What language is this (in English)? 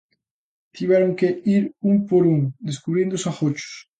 Galician